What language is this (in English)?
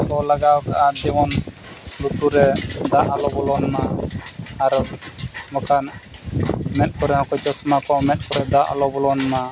Santali